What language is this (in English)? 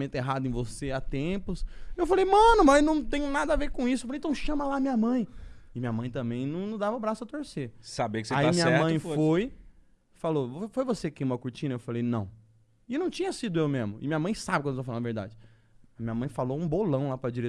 Portuguese